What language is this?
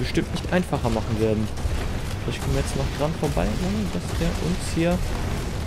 German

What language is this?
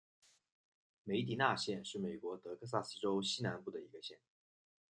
Chinese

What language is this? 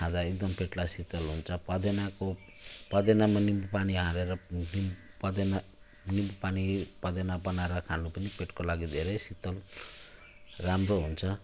Nepali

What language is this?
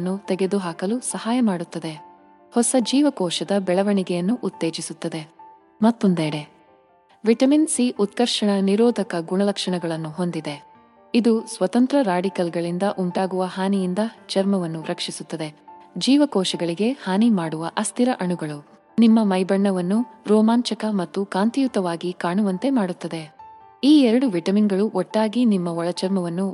Kannada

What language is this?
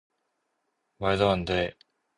Korean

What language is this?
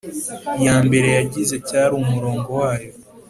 Kinyarwanda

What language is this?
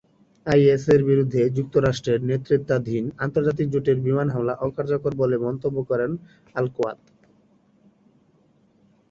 Bangla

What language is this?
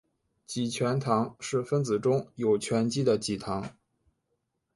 Chinese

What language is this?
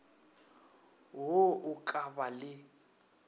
Northern Sotho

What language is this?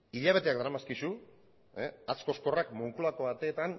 Basque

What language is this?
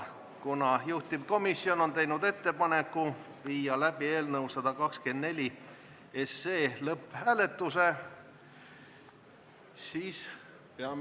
Estonian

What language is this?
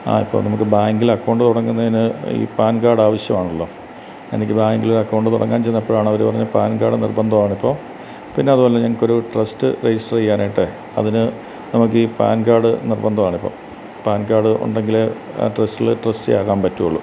Malayalam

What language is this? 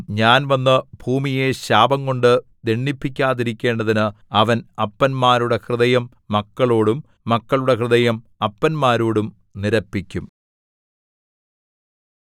Malayalam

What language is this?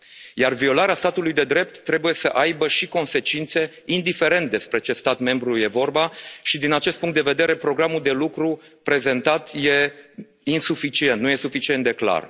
Romanian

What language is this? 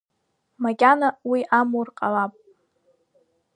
Abkhazian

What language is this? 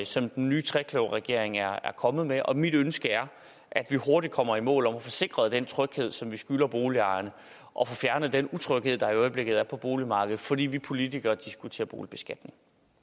Danish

